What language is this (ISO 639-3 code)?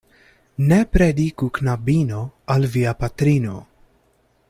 epo